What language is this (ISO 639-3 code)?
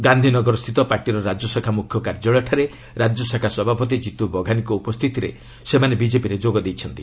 ori